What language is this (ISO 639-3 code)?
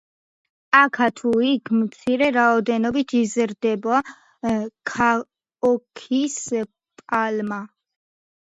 kat